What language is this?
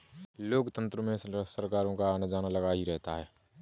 Hindi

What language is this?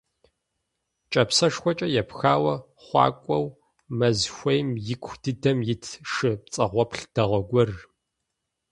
Kabardian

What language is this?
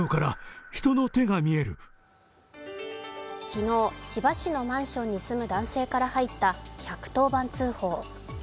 Japanese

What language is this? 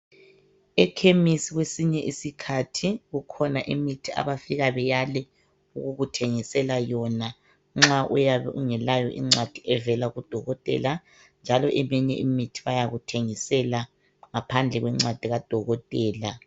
North Ndebele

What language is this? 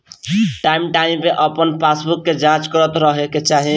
Bhojpuri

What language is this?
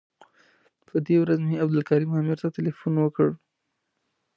Pashto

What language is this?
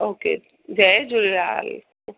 Sindhi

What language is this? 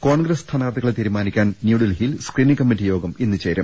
Malayalam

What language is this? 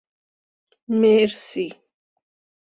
Persian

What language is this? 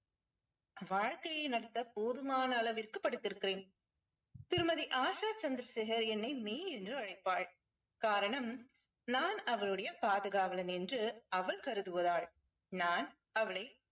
Tamil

